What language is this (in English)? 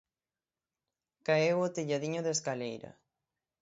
Galician